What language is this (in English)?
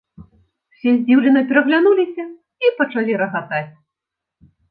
Belarusian